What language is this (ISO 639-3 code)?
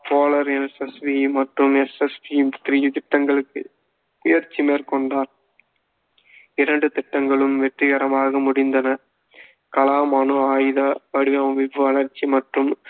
tam